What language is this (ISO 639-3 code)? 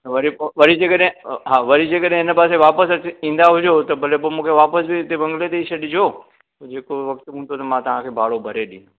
snd